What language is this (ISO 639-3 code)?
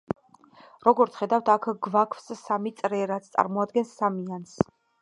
kat